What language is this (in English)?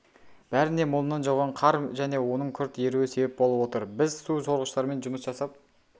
Kazakh